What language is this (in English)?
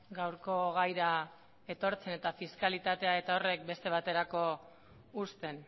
Basque